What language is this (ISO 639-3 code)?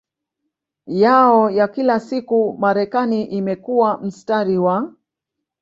swa